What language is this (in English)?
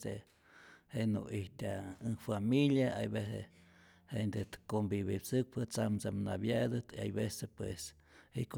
Rayón Zoque